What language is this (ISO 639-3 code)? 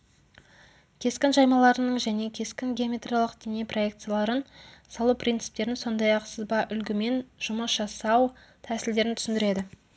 kaz